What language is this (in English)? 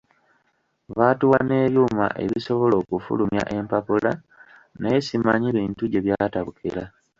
Ganda